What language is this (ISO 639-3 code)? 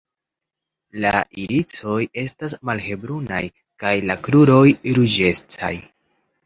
epo